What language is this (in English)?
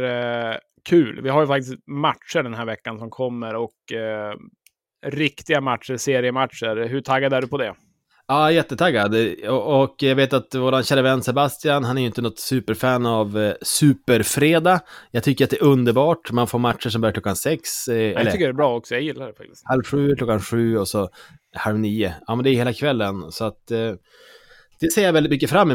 Swedish